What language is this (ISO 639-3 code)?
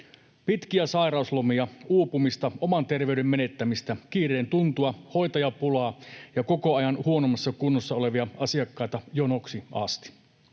fin